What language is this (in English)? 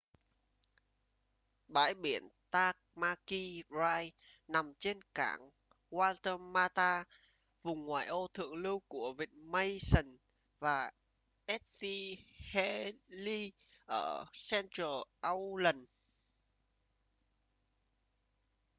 Vietnamese